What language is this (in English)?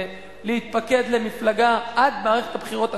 Hebrew